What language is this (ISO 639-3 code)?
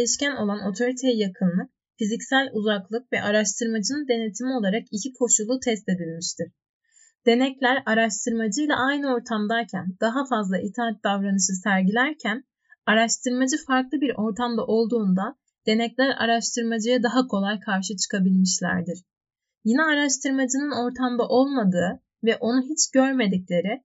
tur